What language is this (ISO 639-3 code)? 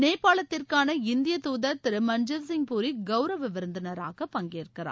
tam